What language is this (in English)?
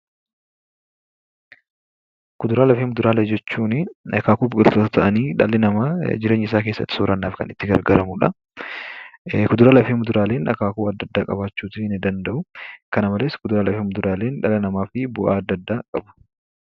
Oromo